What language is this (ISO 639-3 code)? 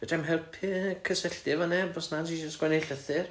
cym